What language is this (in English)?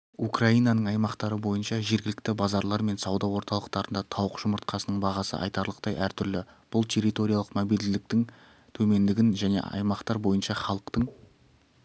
Kazakh